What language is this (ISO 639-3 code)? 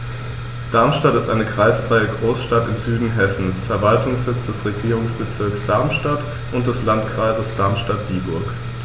deu